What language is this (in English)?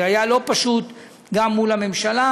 Hebrew